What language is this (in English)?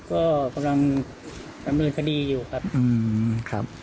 Thai